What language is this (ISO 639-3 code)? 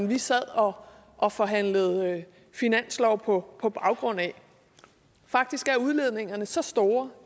dan